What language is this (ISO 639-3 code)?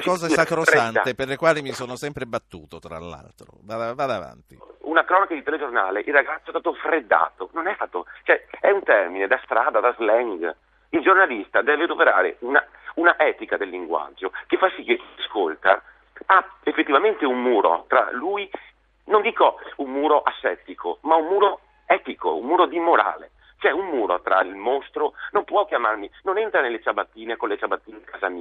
ita